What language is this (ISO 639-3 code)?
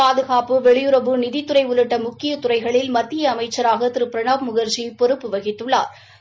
tam